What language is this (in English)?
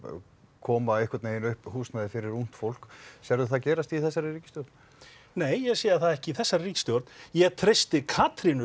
Icelandic